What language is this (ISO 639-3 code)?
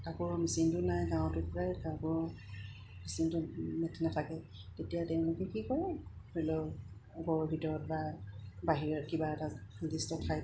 asm